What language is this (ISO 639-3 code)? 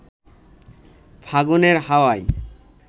ben